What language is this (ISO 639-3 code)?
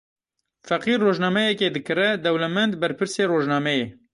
kur